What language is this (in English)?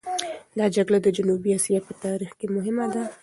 Pashto